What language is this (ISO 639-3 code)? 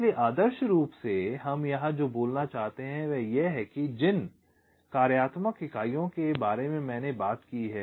hin